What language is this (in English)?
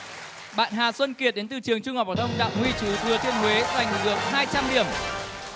Vietnamese